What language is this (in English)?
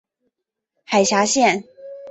Chinese